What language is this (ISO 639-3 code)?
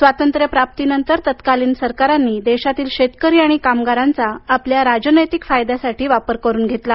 mar